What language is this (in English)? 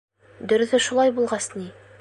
Bashkir